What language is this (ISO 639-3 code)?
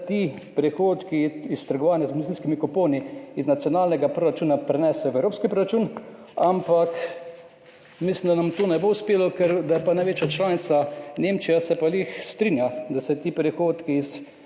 slv